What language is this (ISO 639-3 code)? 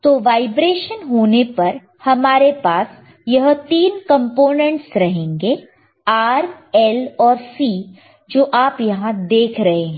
hin